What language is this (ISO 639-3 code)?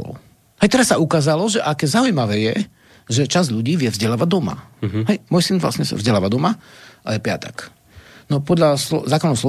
slk